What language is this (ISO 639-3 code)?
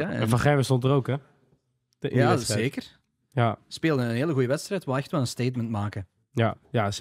nld